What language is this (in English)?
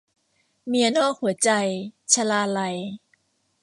Thai